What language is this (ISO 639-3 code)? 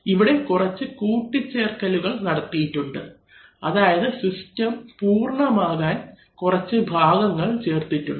mal